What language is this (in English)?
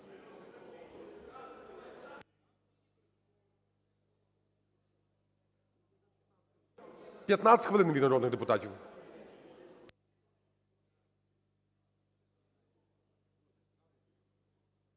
Ukrainian